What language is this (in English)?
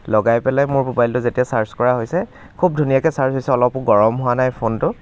Assamese